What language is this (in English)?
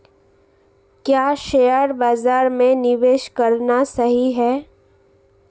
Hindi